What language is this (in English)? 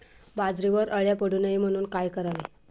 Marathi